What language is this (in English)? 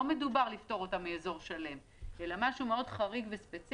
Hebrew